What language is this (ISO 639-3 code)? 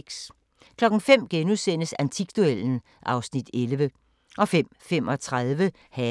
dan